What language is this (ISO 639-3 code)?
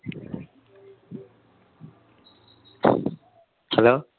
mal